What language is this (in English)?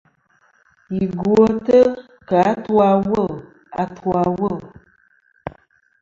Kom